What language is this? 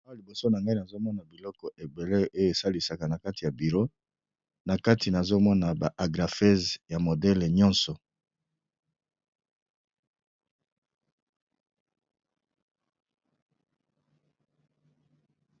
Lingala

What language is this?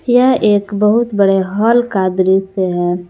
Hindi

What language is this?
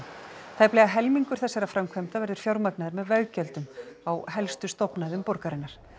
Icelandic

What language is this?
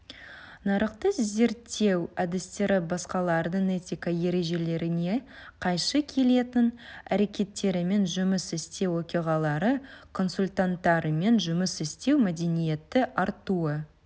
Kazakh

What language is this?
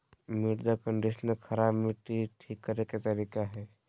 Magahi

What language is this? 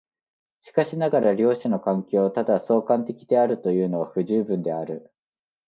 Japanese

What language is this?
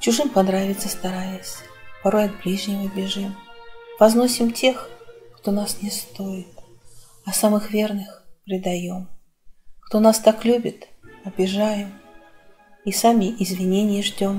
Russian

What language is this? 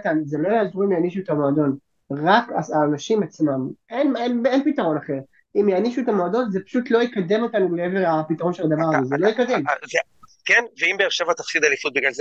Hebrew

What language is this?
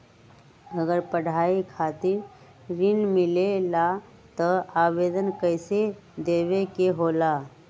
Magahi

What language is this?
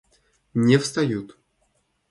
Russian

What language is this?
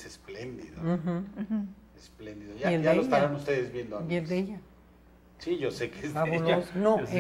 Spanish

